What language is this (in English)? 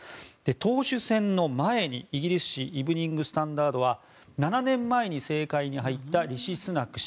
Japanese